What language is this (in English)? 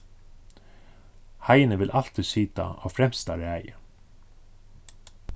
Faroese